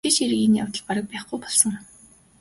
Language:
Mongolian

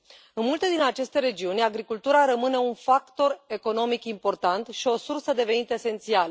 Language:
Romanian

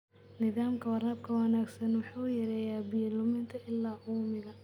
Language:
Somali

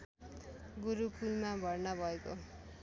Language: Nepali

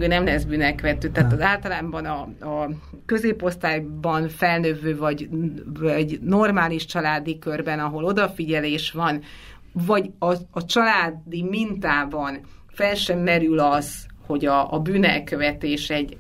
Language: Hungarian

